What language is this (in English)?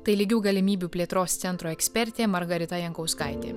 Lithuanian